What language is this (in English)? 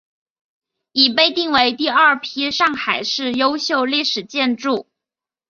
Chinese